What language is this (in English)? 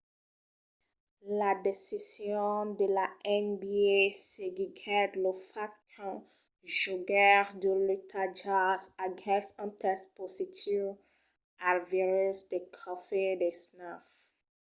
Occitan